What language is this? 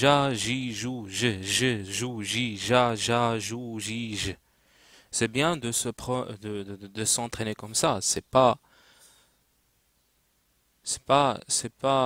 French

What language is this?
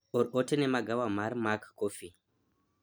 Luo (Kenya and Tanzania)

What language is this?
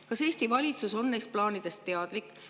Estonian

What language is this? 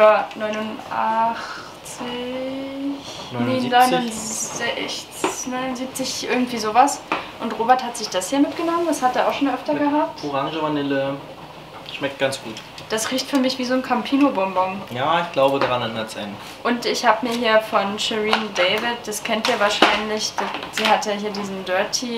German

